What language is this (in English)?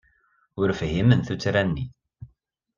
Kabyle